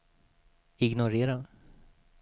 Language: Swedish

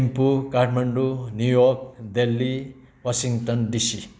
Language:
Nepali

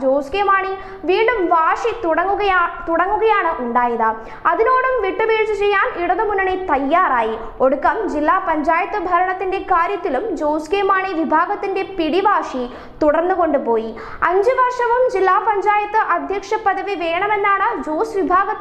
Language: Hindi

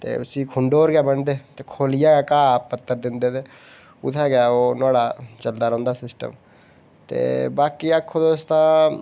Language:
Dogri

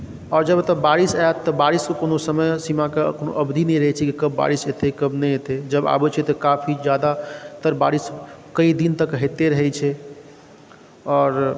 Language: Maithili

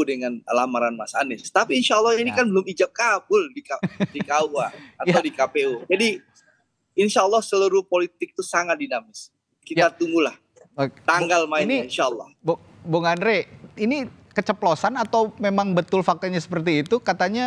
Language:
Indonesian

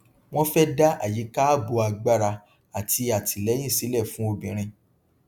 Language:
Yoruba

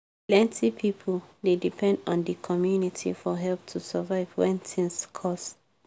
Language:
Nigerian Pidgin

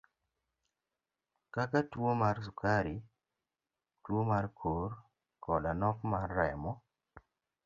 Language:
Luo (Kenya and Tanzania)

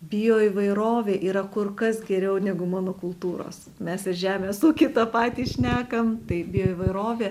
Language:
Lithuanian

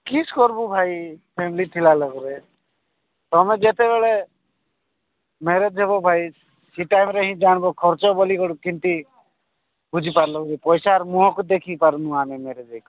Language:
Odia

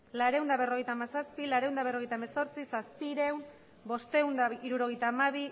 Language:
Basque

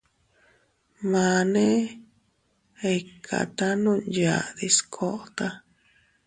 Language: Teutila Cuicatec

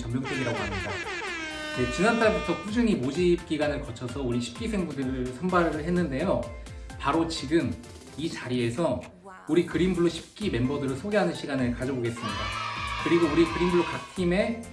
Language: Korean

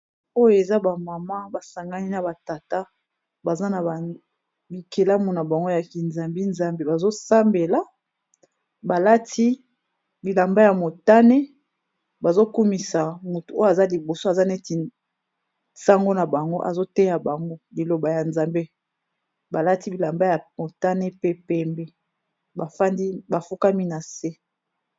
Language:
Lingala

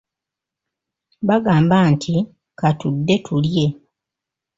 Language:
Ganda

